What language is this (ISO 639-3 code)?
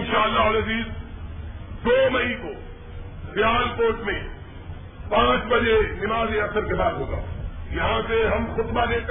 urd